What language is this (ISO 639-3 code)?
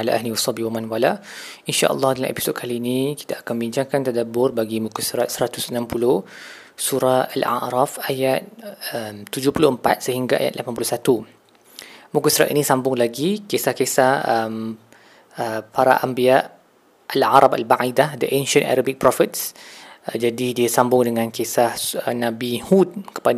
msa